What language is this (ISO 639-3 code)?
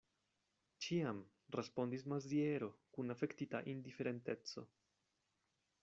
epo